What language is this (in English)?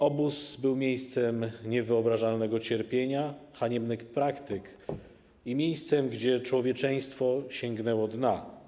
Polish